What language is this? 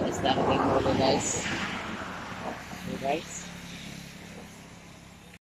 Filipino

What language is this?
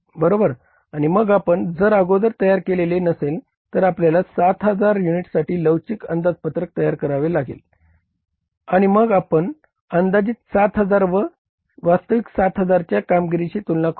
Marathi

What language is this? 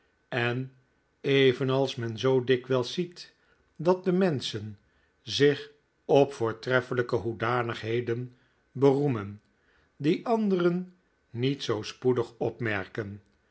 Dutch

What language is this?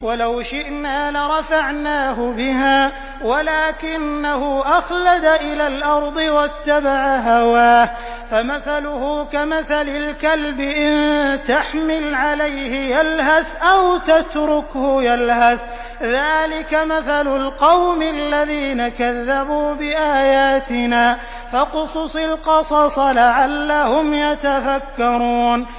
Arabic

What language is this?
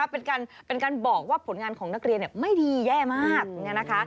Thai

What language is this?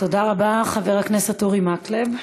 Hebrew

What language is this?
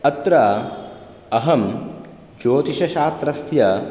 Sanskrit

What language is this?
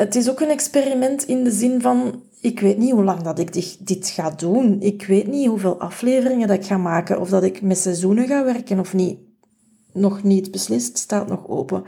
Dutch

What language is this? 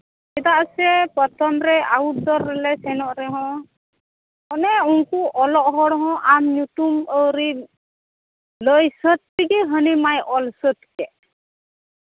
Santali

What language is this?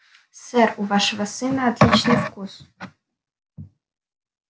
Russian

